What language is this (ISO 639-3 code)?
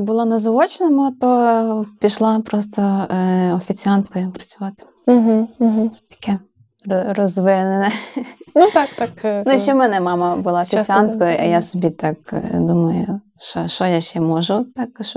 ukr